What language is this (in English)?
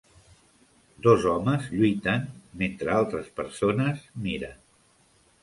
Catalan